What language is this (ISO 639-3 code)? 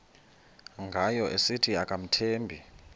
xho